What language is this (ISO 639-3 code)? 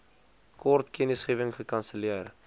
afr